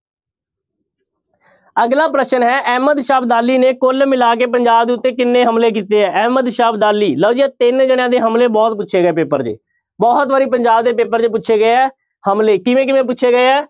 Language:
Punjabi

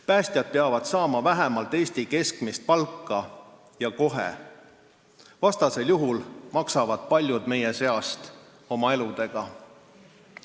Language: Estonian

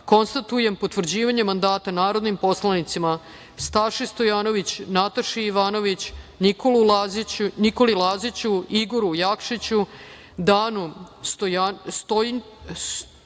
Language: Serbian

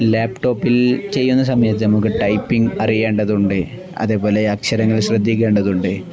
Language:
Malayalam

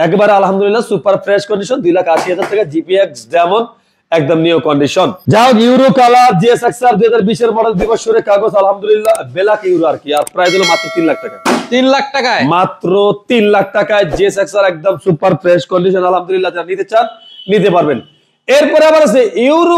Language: Turkish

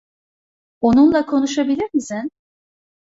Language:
Turkish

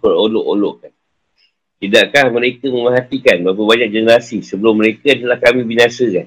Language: Malay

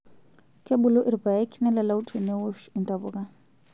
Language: Masai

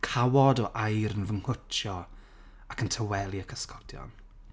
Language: Welsh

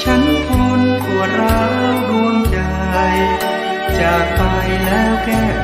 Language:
Thai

